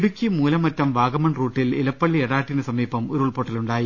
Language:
Malayalam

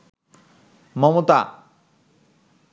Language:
Bangla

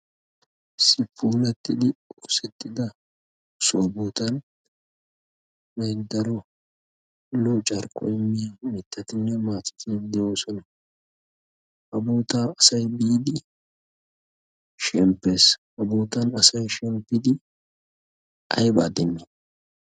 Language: Wolaytta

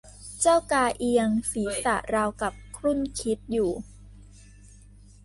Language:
Thai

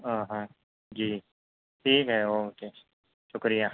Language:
Urdu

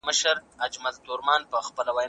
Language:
Pashto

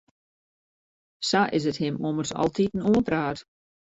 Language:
Western Frisian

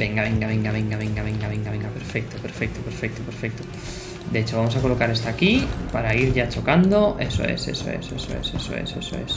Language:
Spanish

